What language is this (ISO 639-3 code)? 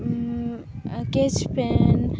sat